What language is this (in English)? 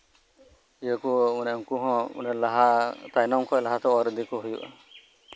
Santali